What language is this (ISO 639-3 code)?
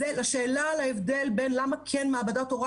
heb